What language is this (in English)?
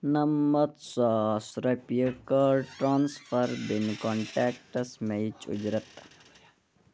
Kashmiri